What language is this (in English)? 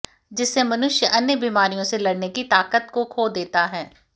Hindi